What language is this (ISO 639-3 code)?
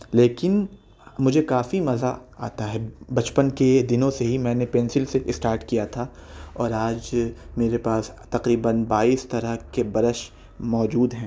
urd